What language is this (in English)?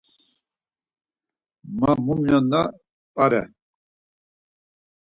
Laz